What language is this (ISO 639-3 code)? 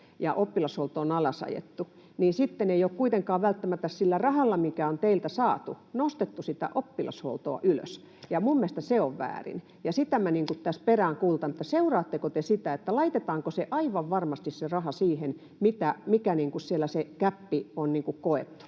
fin